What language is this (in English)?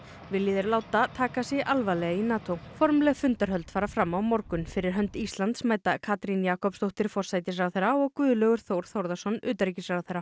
Icelandic